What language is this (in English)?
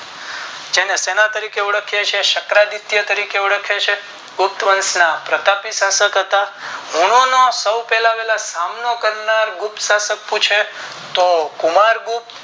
Gujarati